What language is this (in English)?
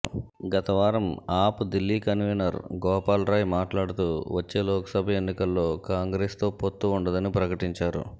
Telugu